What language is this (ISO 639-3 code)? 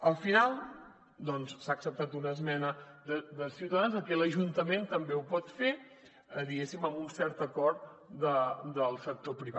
cat